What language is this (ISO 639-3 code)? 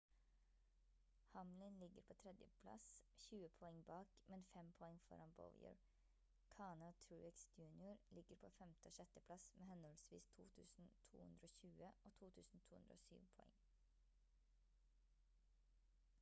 nob